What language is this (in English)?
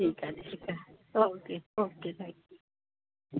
Sindhi